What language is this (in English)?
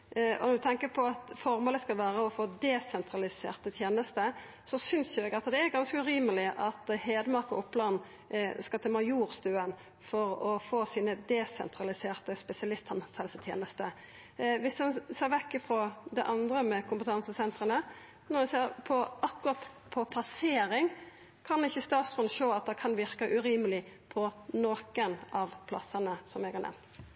Norwegian Nynorsk